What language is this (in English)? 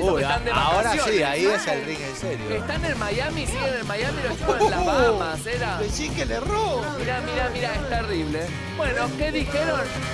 Spanish